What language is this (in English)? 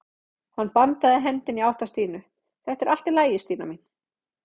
Icelandic